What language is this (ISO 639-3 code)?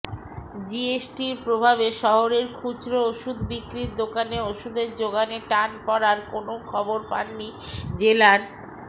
ben